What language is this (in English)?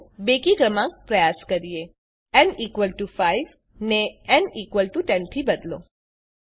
Gujarati